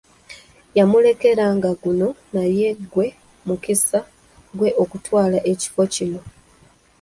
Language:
Ganda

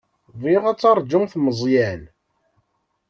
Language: Kabyle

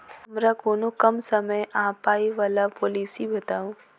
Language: Maithili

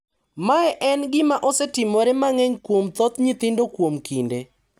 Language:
Luo (Kenya and Tanzania)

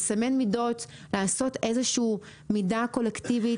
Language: Hebrew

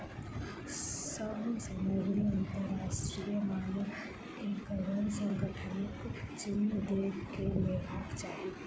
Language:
Maithili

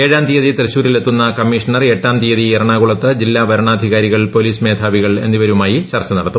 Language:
Malayalam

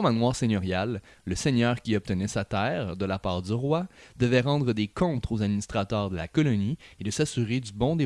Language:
French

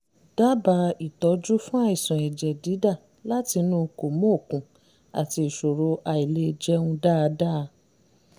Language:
Yoruba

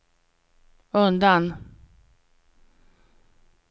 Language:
Swedish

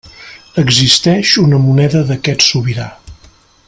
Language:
Catalan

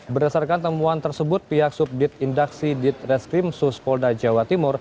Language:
Indonesian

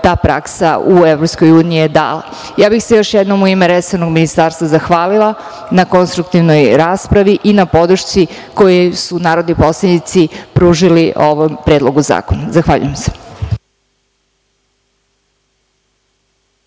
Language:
Serbian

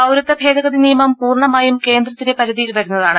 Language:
Malayalam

